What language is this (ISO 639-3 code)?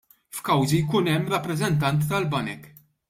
mlt